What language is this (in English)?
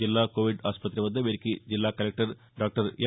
Telugu